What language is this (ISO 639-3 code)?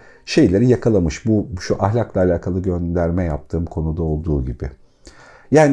tur